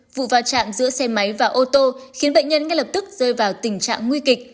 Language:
Vietnamese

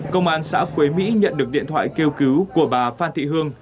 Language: Vietnamese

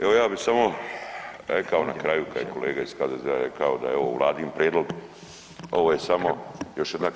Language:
Croatian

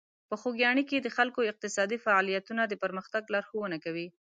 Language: Pashto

